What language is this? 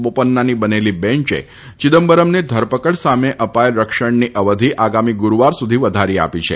Gujarati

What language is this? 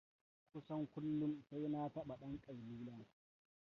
Hausa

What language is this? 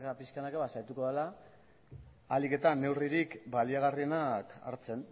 Basque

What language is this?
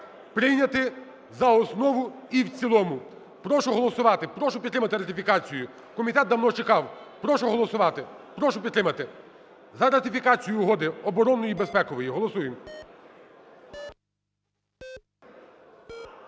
Ukrainian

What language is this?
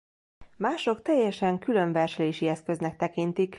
Hungarian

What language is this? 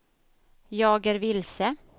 Swedish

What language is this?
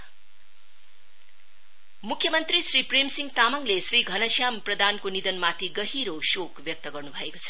Nepali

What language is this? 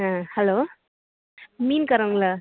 Tamil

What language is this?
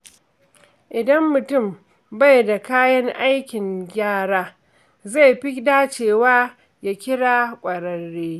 Hausa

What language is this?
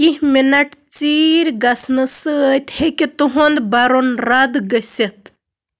Kashmiri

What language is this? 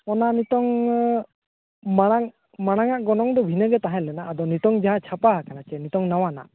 Santali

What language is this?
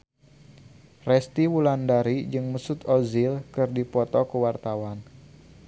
Sundanese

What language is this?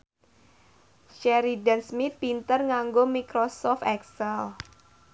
Javanese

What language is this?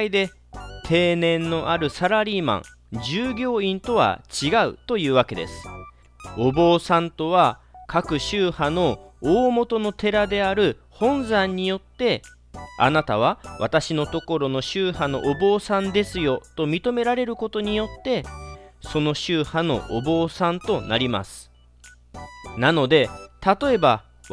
Japanese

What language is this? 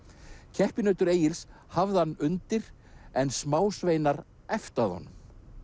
Icelandic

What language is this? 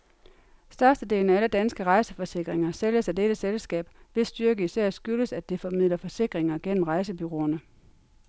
Danish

